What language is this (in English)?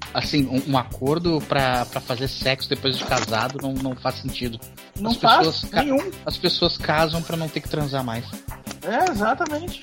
Portuguese